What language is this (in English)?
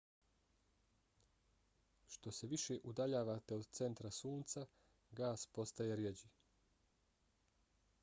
Bosnian